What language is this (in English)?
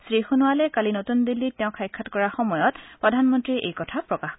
Assamese